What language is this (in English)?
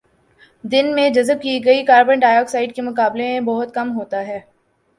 Urdu